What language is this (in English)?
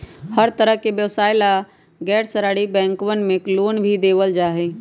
Magahi